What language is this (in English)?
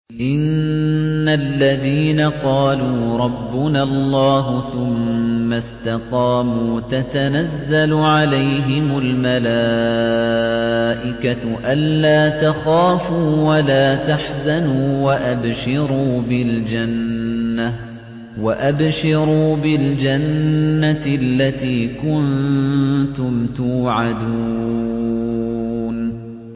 Arabic